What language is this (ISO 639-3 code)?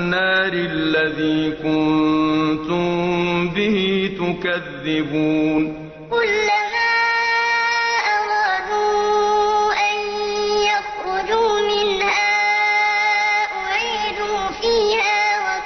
ara